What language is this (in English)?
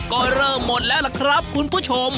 Thai